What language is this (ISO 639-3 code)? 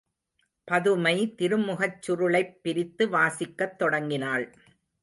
tam